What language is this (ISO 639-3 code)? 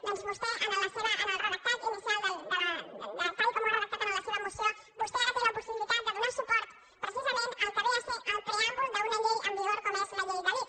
cat